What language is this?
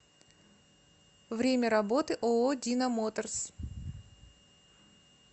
Russian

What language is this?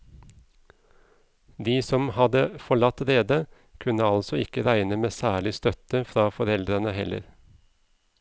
Norwegian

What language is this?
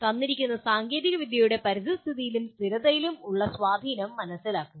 Malayalam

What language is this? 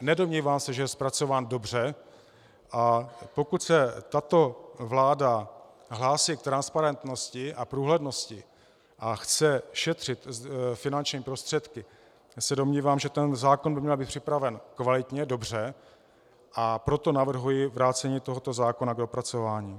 Czech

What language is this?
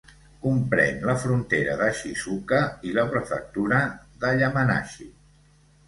Catalan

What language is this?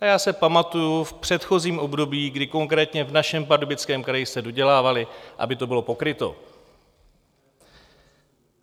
Czech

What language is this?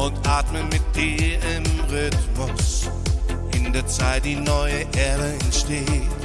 German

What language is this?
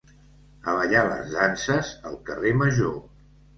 Catalan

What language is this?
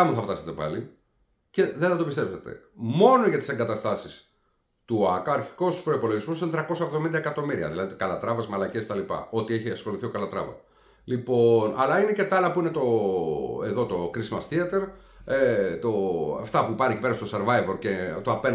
Greek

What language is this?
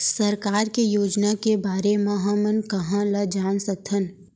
Chhattisgarhi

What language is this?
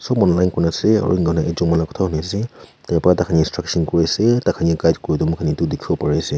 Naga Pidgin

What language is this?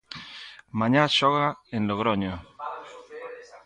Galician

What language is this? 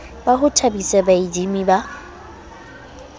Southern Sotho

